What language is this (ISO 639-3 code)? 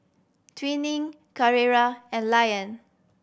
eng